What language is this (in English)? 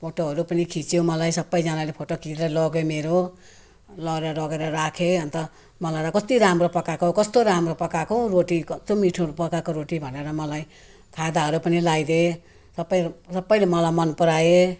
Nepali